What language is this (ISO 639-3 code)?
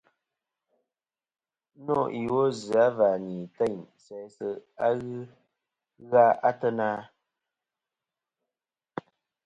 bkm